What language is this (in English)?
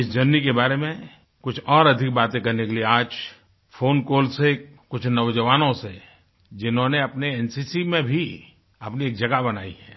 Hindi